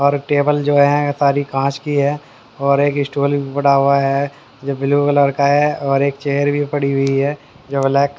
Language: Hindi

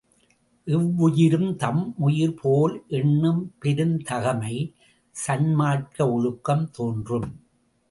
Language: Tamil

